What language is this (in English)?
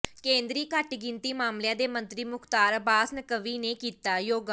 Punjabi